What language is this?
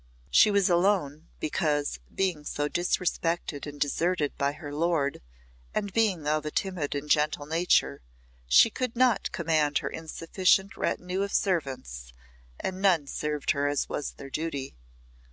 English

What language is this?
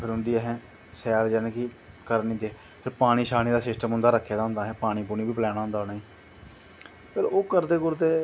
Dogri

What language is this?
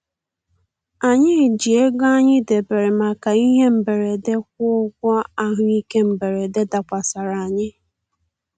Igbo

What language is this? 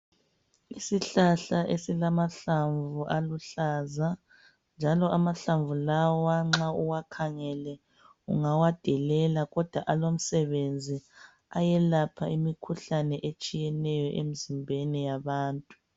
North Ndebele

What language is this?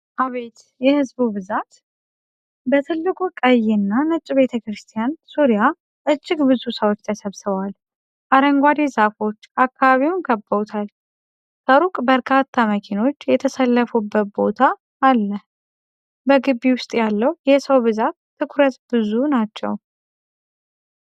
Amharic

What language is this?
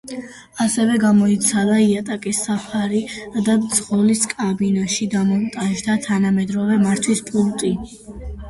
Georgian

